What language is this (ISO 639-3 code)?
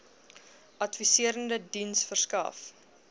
afr